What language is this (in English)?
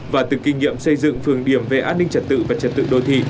Vietnamese